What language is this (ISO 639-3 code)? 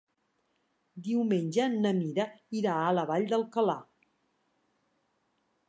cat